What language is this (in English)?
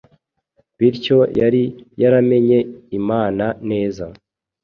Kinyarwanda